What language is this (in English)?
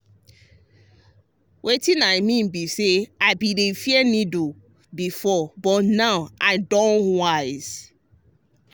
Nigerian Pidgin